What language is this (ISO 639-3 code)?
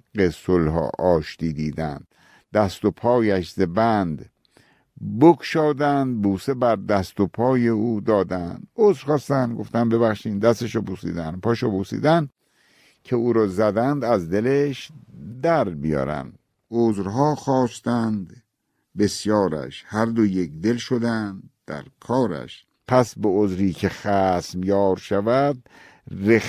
fas